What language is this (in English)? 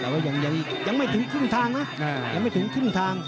Thai